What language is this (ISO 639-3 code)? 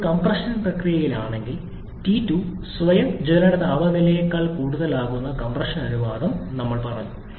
mal